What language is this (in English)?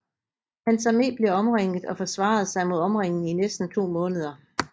Danish